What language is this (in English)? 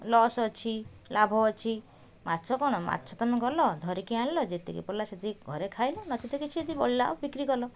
Odia